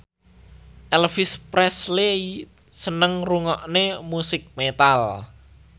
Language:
Javanese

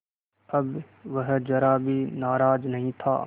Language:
Hindi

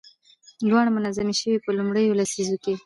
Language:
Pashto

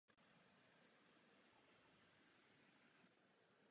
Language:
Czech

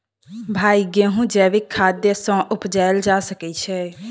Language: Maithili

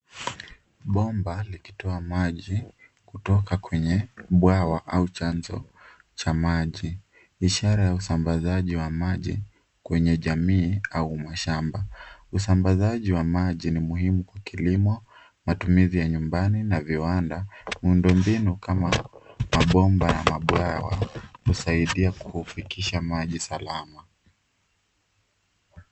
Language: Swahili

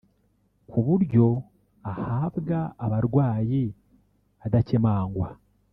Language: Kinyarwanda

